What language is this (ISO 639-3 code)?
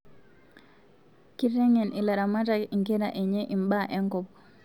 mas